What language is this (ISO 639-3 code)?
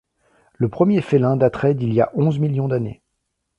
fra